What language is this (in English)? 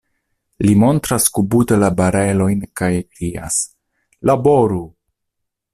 Esperanto